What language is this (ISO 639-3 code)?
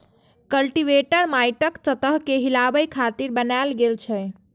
mai